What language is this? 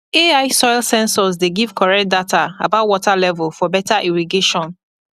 Nigerian Pidgin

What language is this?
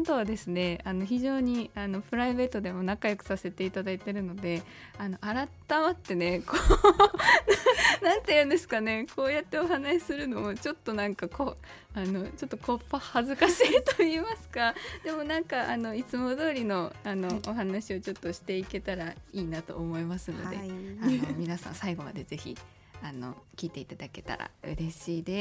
Japanese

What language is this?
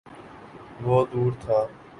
Urdu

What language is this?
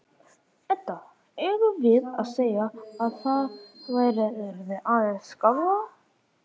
Icelandic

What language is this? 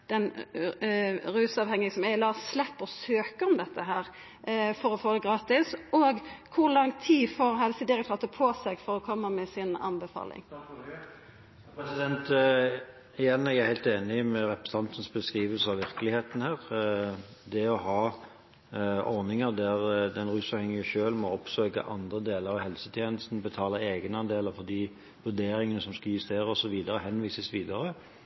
Norwegian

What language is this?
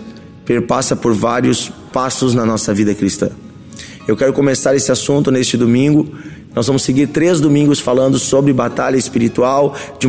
Portuguese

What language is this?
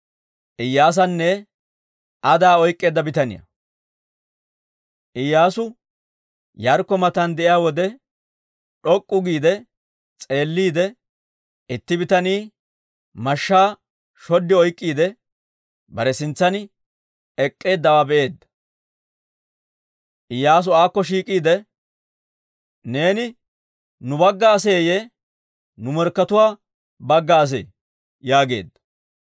Dawro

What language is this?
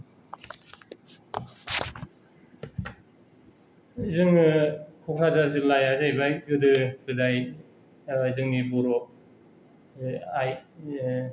Bodo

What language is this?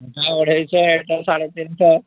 Odia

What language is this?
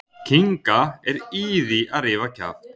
Icelandic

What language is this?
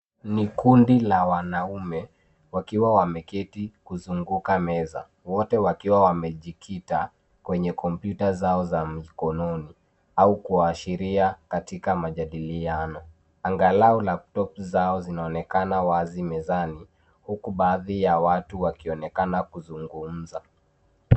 Swahili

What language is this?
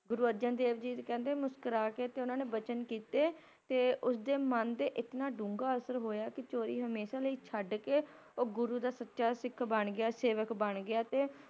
Punjabi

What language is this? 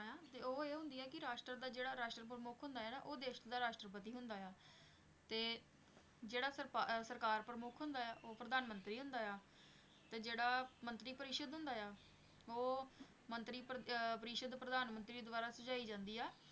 Punjabi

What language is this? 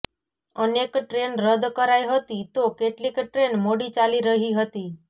Gujarati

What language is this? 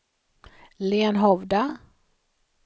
Swedish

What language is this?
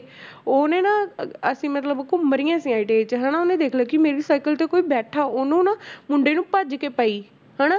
Punjabi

